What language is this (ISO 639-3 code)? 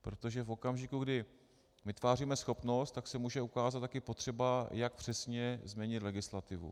ces